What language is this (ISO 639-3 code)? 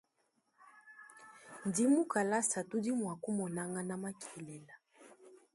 lua